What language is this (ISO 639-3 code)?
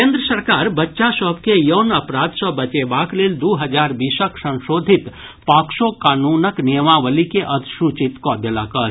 mai